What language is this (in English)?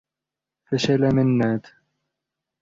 Arabic